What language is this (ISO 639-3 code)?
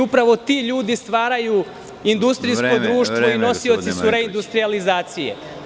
srp